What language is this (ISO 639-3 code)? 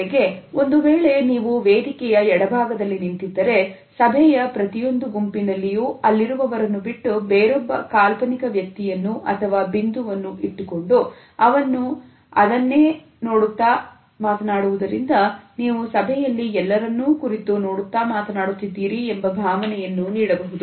kan